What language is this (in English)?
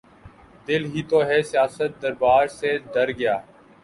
Urdu